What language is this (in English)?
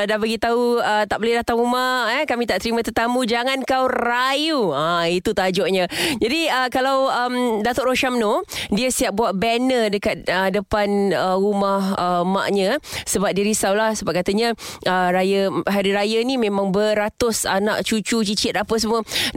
Malay